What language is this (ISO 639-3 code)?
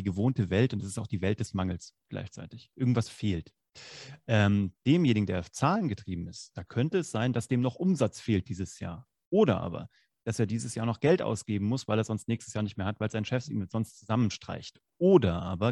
deu